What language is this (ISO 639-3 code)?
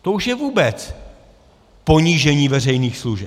ces